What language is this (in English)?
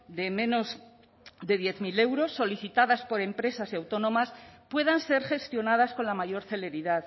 Spanish